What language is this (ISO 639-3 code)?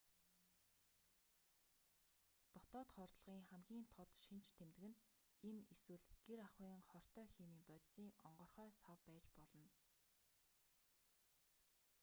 mon